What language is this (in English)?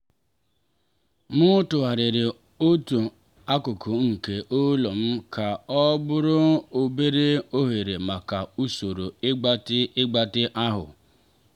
Igbo